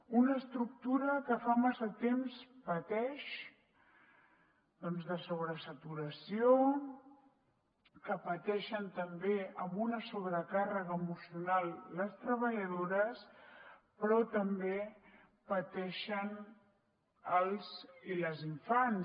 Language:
Catalan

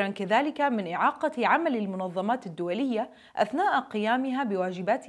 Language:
Arabic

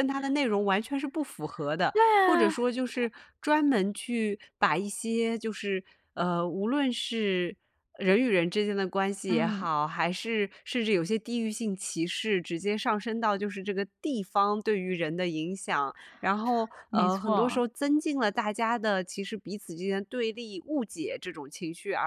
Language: Chinese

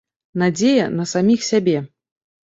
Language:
Belarusian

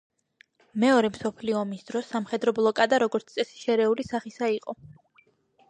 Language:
Georgian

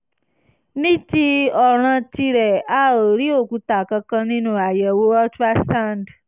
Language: Yoruba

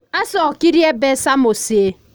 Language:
Kikuyu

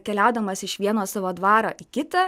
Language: Lithuanian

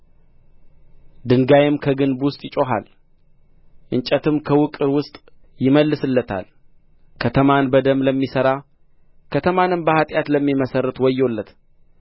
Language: Amharic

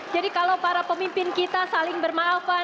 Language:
Indonesian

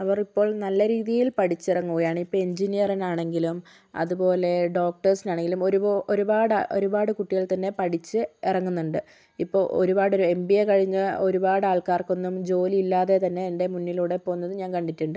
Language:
Malayalam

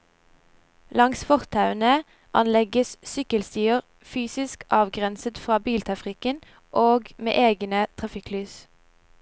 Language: Norwegian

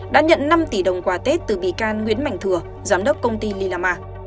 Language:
Vietnamese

